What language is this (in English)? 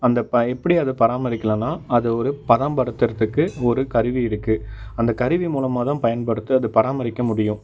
Tamil